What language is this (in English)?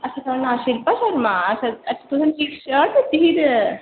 Dogri